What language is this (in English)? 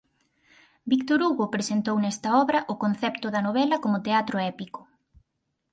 Galician